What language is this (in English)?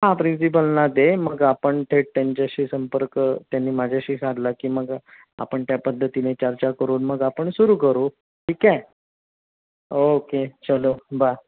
Marathi